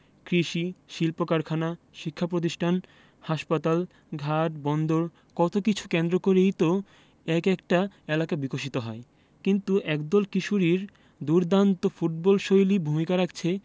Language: Bangla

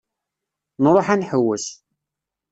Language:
Kabyle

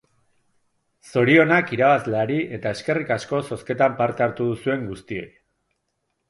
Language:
Basque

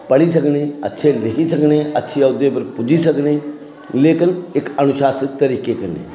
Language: Dogri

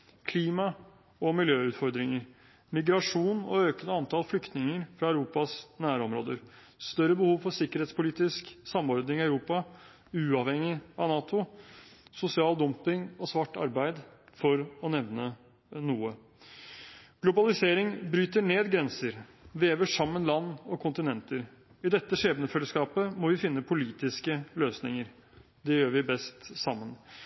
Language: Norwegian Bokmål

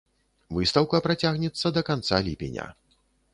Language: Belarusian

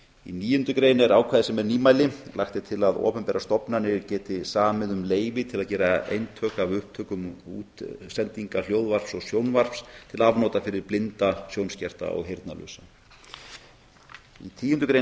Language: Icelandic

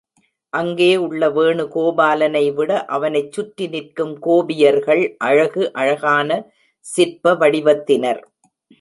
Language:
Tamil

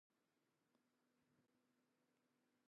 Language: English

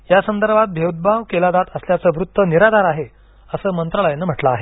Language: Marathi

